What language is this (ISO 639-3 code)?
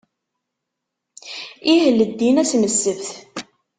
kab